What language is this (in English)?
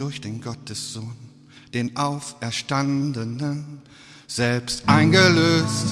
German